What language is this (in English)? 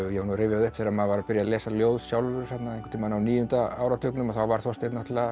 Icelandic